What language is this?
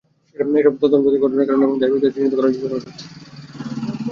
Bangla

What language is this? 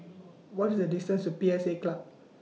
English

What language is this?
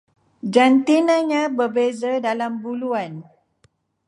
Malay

